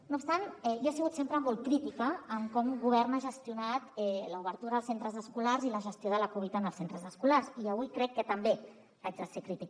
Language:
Catalan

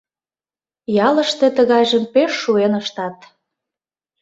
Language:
Mari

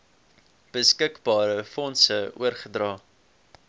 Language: Afrikaans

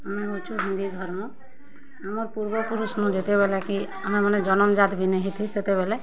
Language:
Odia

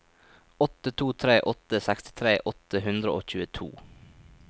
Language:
Norwegian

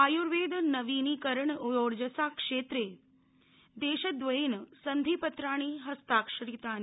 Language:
Sanskrit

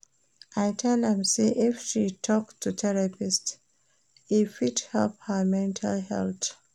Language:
Nigerian Pidgin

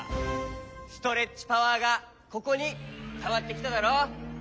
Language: Japanese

